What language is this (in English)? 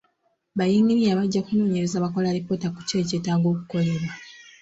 Ganda